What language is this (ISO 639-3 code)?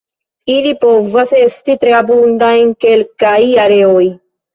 epo